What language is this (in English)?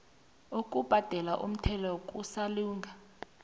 South Ndebele